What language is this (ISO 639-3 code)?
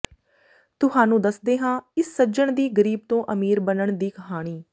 pan